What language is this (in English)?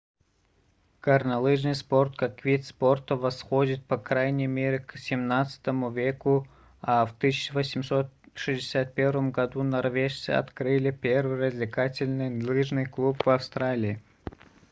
Russian